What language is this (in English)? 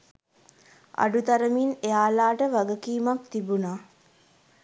Sinhala